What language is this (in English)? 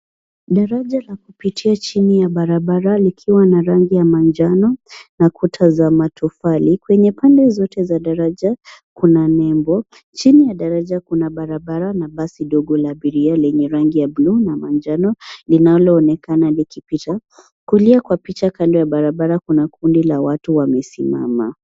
Swahili